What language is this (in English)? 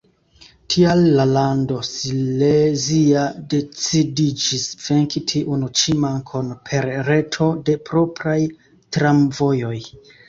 Esperanto